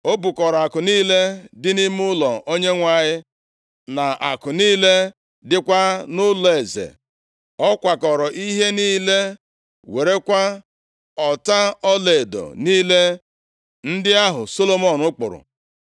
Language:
Igbo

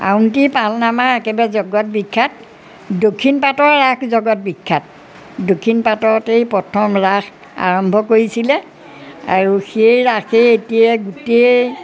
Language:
Assamese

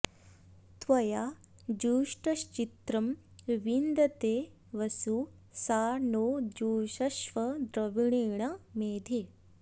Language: Sanskrit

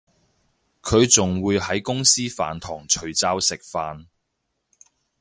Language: Cantonese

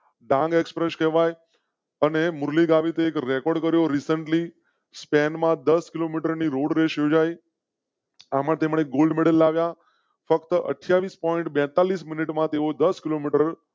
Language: Gujarati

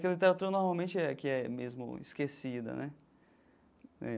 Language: Portuguese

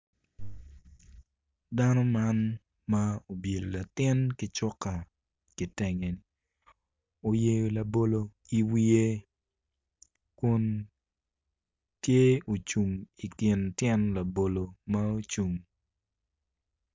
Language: Acoli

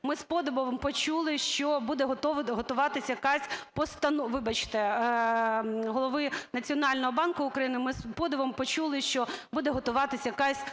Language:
Ukrainian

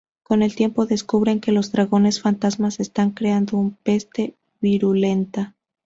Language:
Spanish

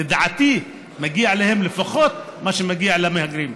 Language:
Hebrew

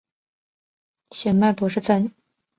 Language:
Chinese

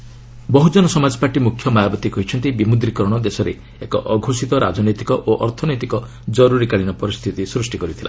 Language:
Odia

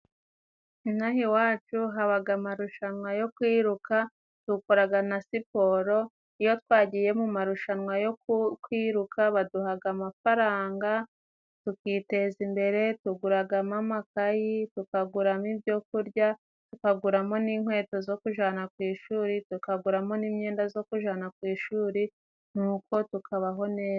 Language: Kinyarwanda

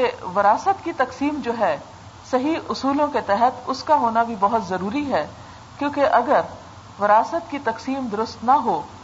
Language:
Urdu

